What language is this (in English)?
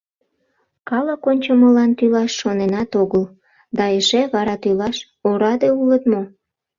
Mari